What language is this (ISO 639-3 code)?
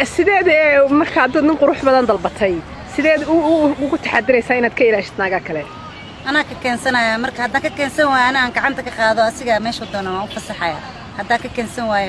ara